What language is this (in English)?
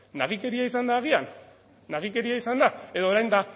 Basque